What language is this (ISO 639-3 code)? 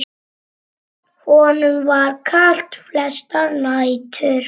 isl